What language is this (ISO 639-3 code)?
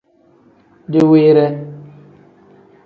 kdh